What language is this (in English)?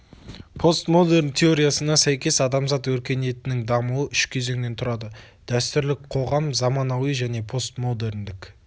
Kazakh